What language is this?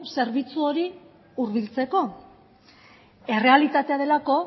Basque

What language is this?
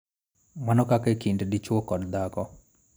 Luo (Kenya and Tanzania)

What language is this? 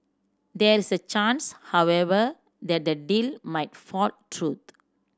English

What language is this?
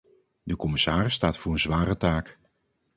Dutch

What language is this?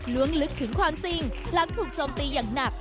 Thai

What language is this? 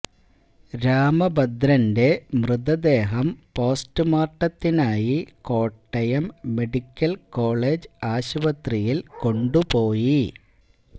Malayalam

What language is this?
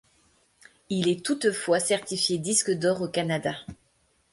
French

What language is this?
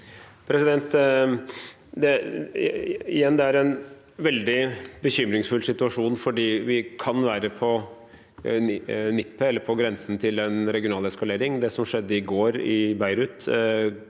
Norwegian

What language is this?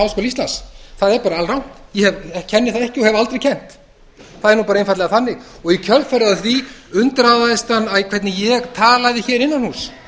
Icelandic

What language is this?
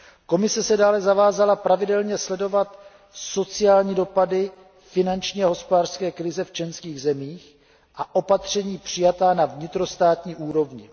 Czech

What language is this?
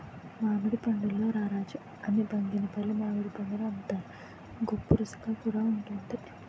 Telugu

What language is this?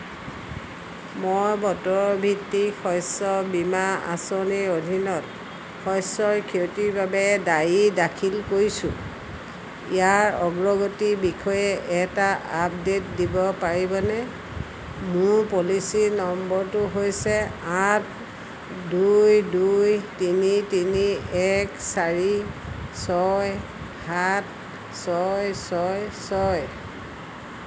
Assamese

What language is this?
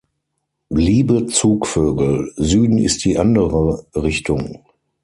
German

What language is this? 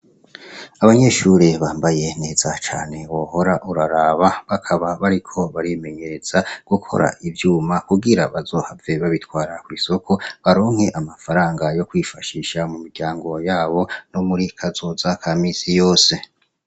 Rundi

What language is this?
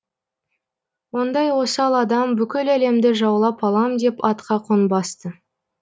Kazakh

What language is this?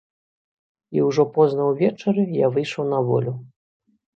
Belarusian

